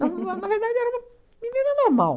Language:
Portuguese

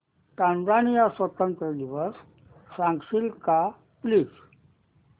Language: Marathi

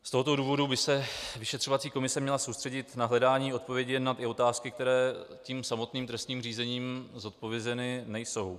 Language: Czech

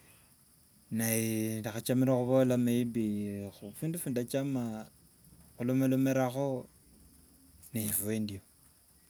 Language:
Wanga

